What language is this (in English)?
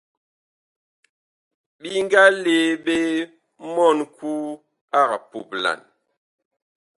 Bakoko